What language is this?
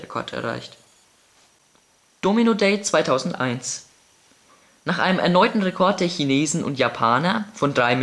German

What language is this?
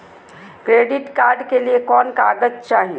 Magahi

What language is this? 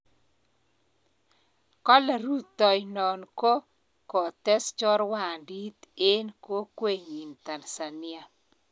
Kalenjin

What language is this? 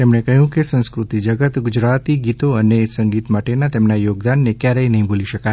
Gujarati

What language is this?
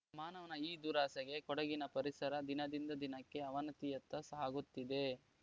Kannada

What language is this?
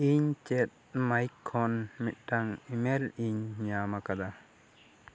Santali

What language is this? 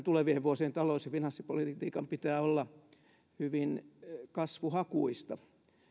Finnish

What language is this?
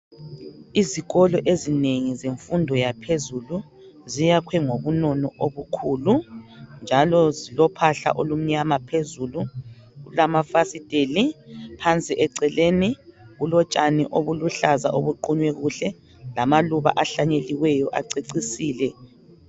North Ndebele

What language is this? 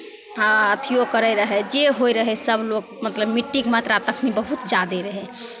Maithili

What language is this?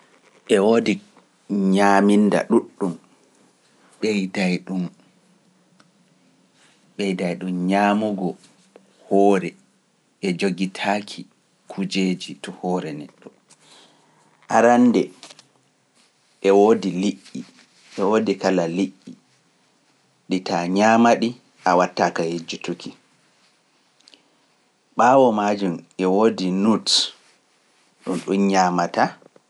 Pular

